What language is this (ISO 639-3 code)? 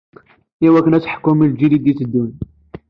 kab